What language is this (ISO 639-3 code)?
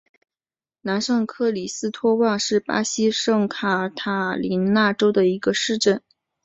zho